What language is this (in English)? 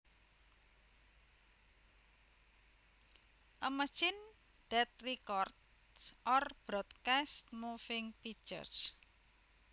Javanese